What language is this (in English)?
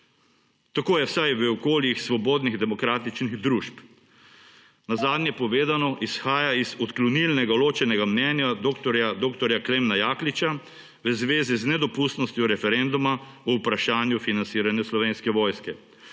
Slovenian